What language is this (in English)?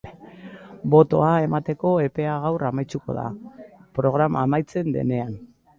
Basque